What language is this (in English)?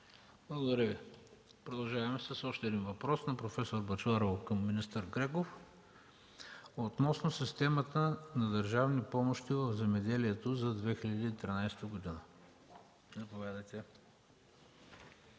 Bulgarian